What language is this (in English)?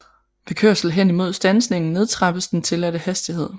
Danish